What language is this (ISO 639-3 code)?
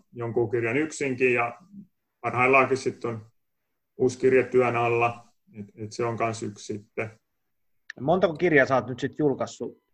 fin